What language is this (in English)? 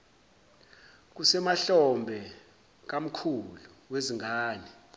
Zulu